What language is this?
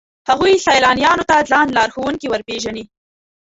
Pashto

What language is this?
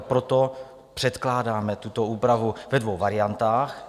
Czech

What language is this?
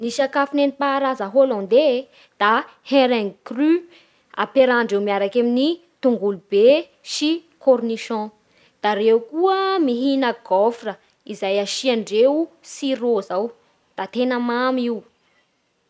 Bara Malagasy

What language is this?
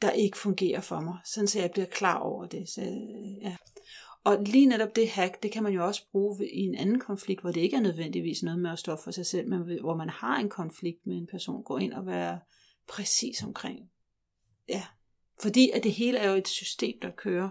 Danish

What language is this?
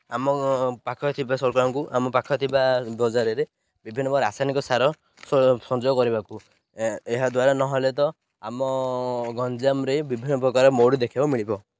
Odia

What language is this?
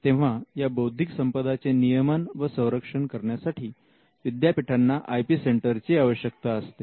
Marathi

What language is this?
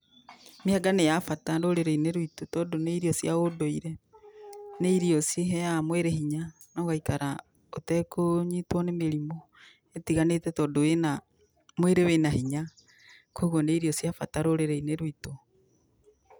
Kikuyu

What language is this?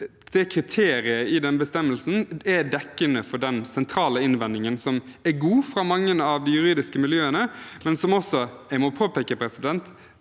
Norwegian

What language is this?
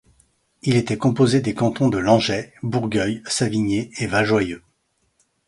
French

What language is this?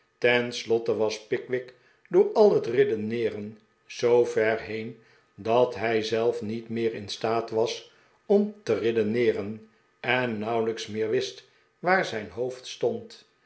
Dutch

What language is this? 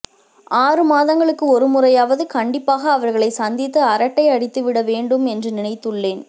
Tamil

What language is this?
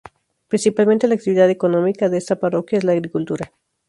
Spanish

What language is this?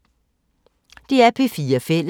Danish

